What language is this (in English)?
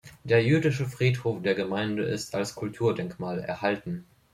German